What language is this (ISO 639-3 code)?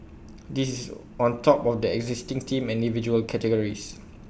eng